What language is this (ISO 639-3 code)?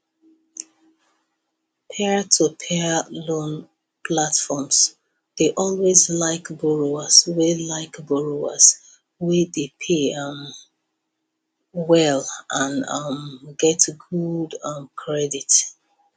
pcm